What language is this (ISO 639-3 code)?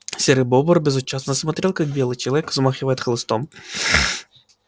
rus